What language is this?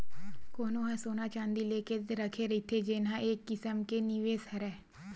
Chhattisgarhi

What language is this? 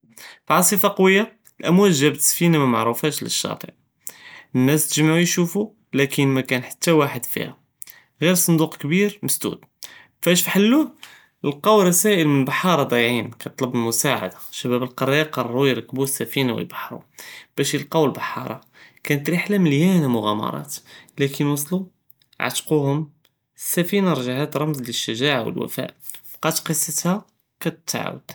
Judeo-Arabic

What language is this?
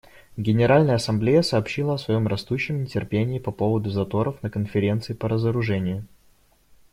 Russian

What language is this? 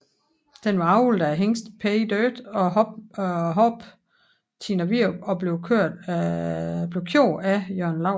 Danish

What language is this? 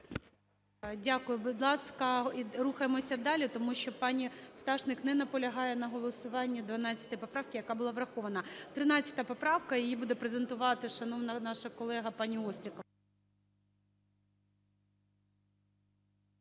Ukrainian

